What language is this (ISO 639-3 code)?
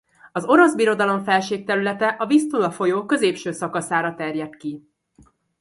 hun